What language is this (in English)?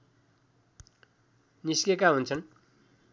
Nepali